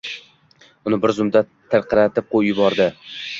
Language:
Uzbek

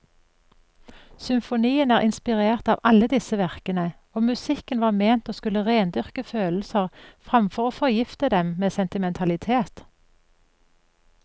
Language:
Norwegian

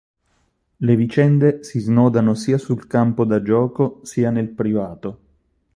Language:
Italian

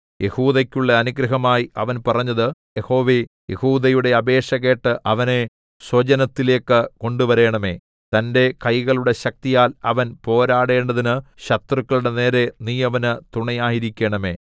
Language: Malayalam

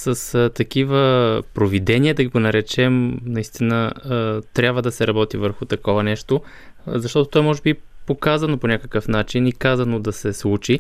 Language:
Bulgarian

